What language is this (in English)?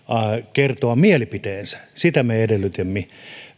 Finnish